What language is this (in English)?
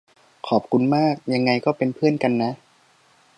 Thai